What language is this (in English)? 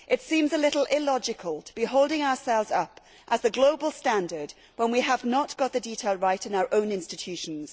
English